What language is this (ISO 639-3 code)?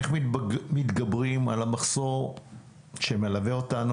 heb